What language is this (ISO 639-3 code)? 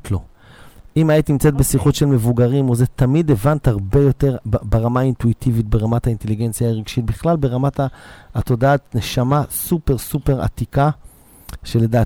heb